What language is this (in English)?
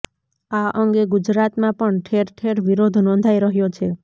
Gujarati